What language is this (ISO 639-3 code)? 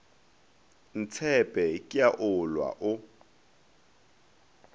nso